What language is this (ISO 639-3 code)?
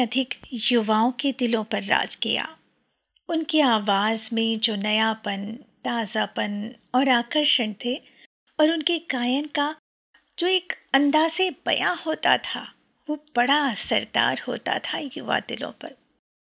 hin